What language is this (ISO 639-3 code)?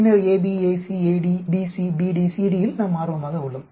tam